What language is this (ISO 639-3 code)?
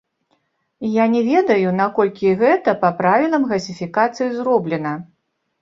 bel